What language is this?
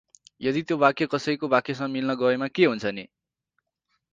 Nepali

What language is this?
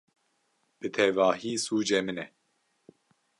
Kurdish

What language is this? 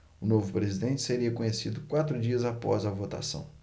Portuguese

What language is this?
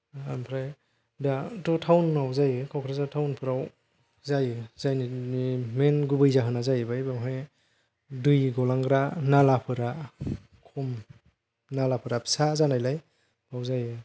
Bodo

